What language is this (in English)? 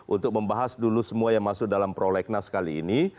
Indonesian